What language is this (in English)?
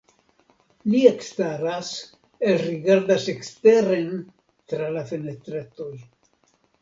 Esperanto